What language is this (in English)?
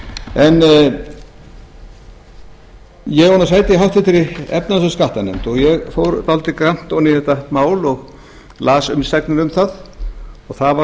Icelandic